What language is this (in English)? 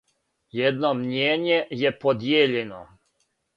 Serbian